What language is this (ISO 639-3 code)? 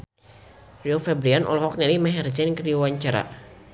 sun